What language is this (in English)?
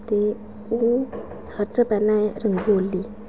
Dogri